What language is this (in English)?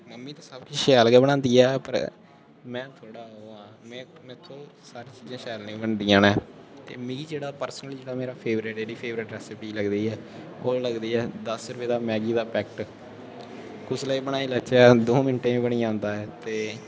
Dogri